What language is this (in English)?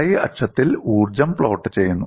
Malayalam